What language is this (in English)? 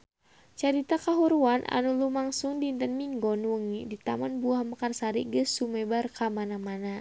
Sundanese